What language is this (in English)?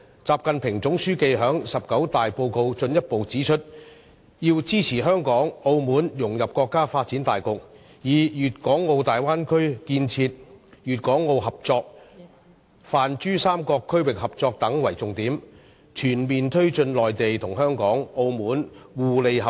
Cantonese